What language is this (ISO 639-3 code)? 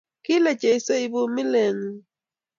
kln